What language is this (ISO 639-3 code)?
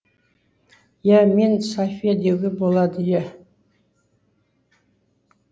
kaz